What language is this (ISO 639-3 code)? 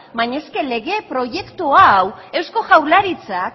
eus